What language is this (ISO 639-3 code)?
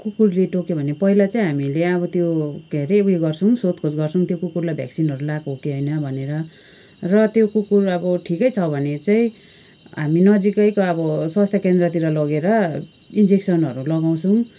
nep